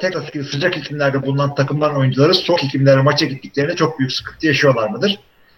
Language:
Turkish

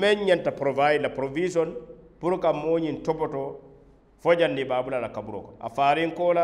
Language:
Arabic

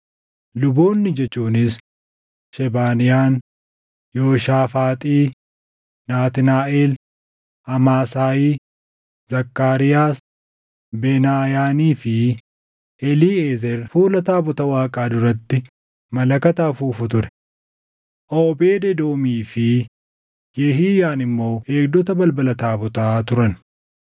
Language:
Oromo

